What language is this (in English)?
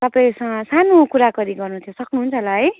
Nepali